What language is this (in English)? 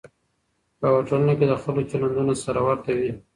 Pashto